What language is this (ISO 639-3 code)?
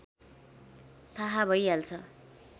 nep